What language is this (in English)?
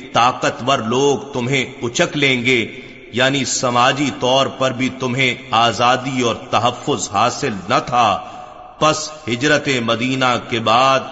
Urdu